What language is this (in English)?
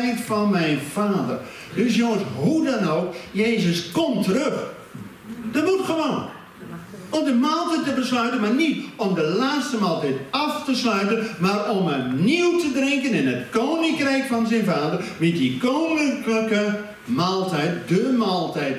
Dutch